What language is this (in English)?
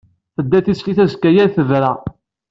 Kabyle